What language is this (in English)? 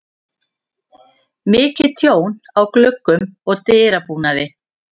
Icelandic